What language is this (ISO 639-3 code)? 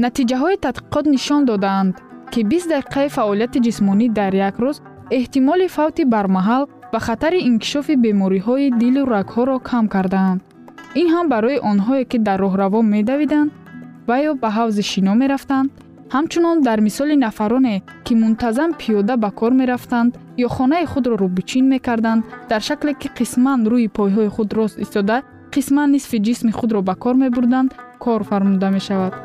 fas